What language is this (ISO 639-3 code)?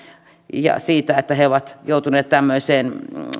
fin